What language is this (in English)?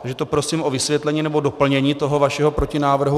Czech